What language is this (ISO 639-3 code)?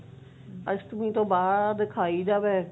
pan